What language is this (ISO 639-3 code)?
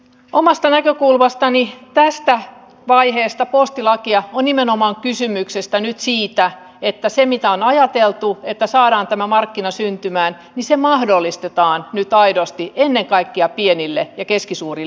fin